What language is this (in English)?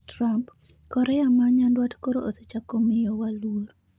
Luo (Kenya and Tanzania)